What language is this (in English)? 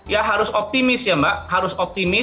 Indonesian